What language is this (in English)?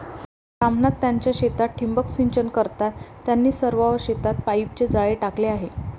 Marathi